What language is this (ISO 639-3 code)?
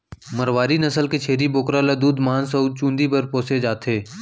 hne